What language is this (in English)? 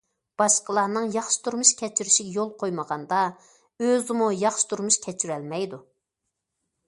Uyghur